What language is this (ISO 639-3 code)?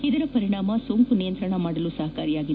kan